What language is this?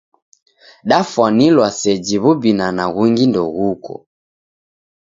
Taita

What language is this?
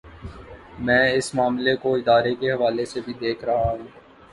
Urdu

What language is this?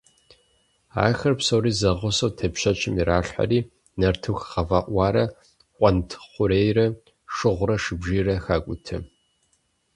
Kabardian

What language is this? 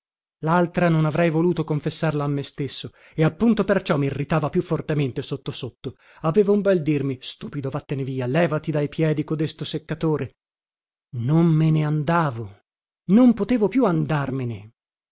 Italian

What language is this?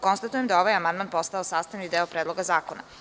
Serbian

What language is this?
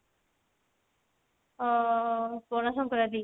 Odia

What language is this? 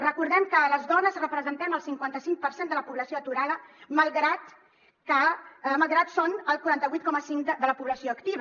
Catalan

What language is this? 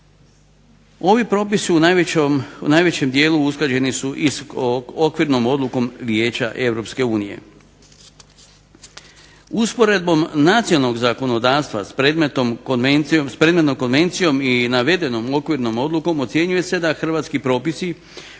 Croatian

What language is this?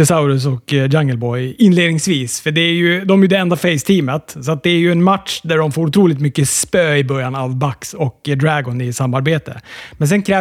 Swedish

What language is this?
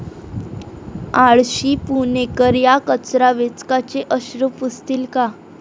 Marathi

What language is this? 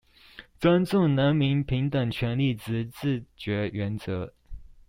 Chinese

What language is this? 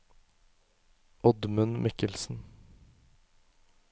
Norwegian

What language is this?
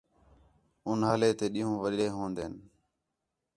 Khetrani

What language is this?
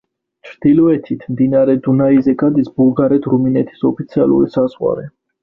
Georgian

